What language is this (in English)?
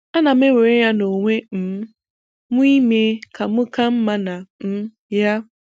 Igbo